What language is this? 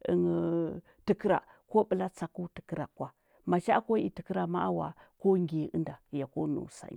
Huba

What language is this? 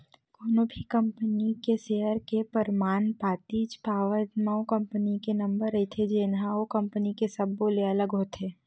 Chhattisgarhi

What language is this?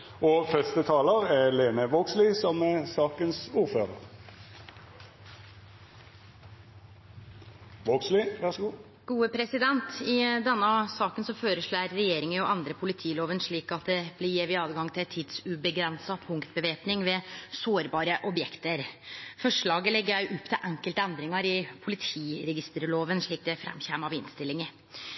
Norwegian Nynorsk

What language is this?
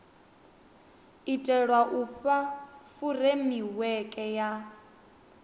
Venda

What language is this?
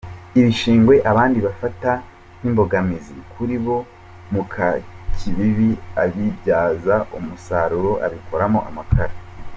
Kinyarwanda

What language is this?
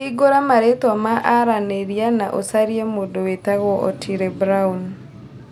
Kikuyu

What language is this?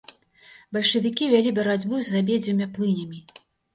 Belarusian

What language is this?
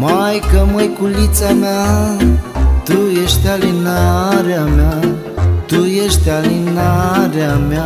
Romanian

